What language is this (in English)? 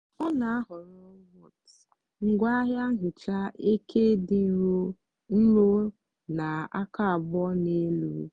Igbo